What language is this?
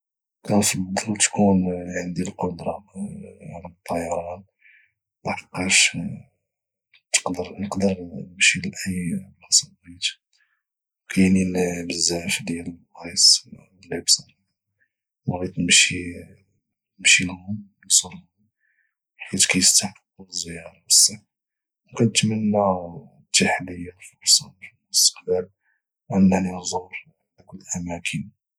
Moroccan Arabic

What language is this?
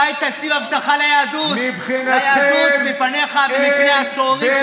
Hebrew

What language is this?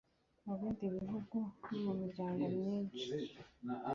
Kinyarwanda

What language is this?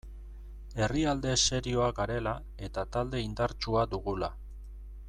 Basque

